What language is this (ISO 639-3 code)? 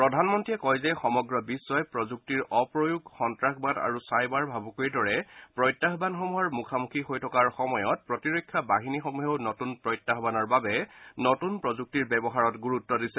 asm